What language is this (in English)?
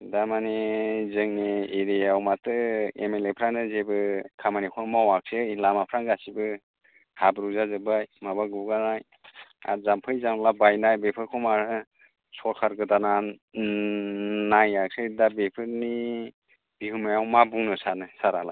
Bodo